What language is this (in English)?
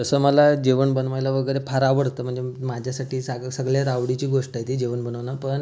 Marathi